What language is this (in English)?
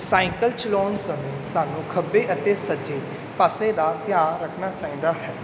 Punjabi